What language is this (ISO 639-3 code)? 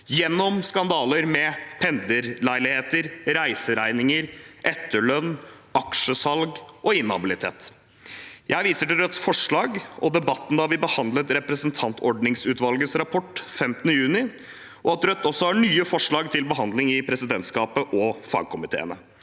nor